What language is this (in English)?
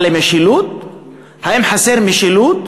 Hebrew